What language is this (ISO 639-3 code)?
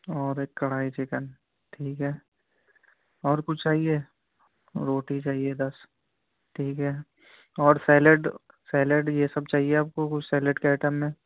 urd